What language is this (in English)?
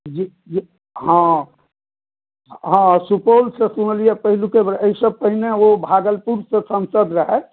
Maithili